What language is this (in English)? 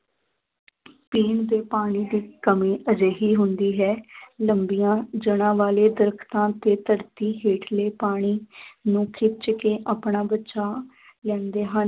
Punjabi